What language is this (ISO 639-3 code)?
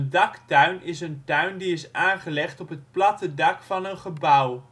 nld